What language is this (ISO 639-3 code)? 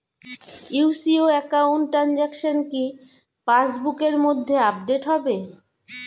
ben